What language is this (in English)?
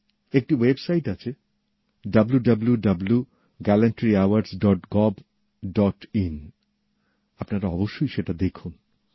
Bangla